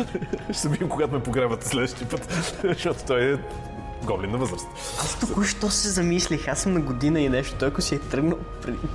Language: Bulgarian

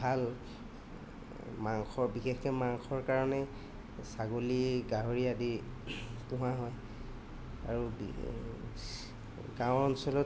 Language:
Assamese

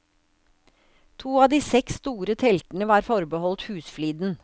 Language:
Norwegian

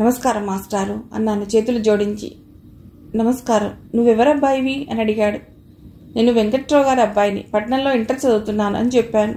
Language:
Telugu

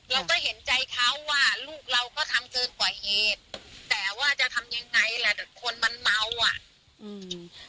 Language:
Thai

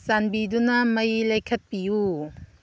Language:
Manipuri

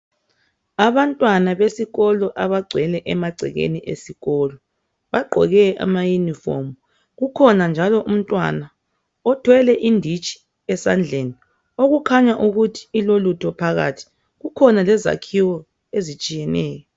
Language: North Ndebele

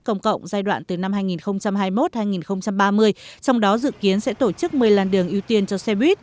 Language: Vietnamese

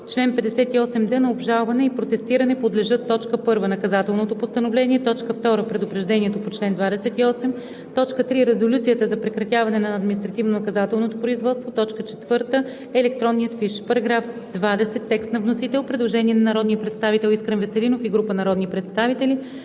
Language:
Bulgarian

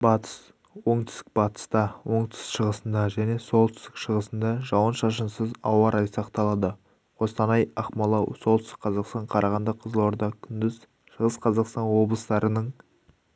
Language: Kazakh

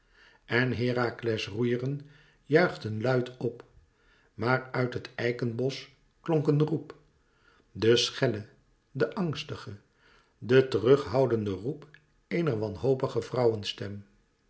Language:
Dutch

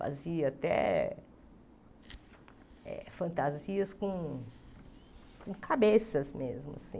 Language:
Portuguese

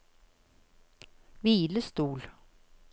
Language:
Norwegian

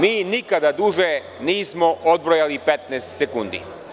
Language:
Serbian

